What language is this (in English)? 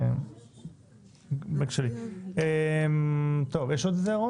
Hebrew